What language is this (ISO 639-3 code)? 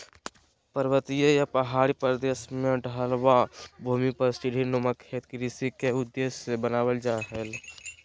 mag